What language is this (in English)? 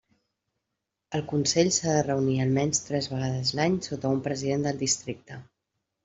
Catalan